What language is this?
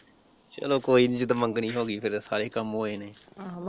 Punjabi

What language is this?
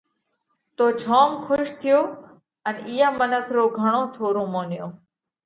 Parkari Koli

